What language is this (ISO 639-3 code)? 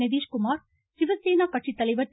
tam